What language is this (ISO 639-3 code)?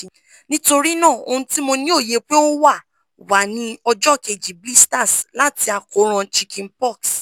yor